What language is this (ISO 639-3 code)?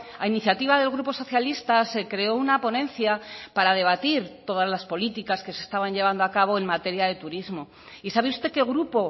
spa